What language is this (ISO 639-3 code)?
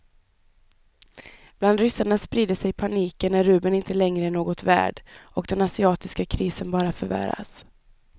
swe